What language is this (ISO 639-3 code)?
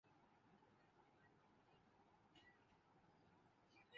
urd